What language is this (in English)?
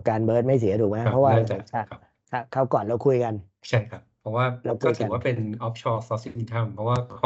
Thai